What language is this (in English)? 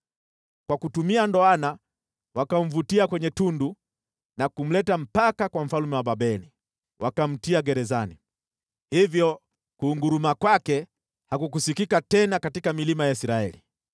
Swahili